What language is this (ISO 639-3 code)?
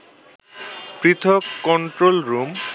ben